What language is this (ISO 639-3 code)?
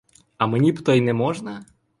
ukr